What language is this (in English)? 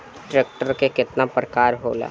Bhojpuri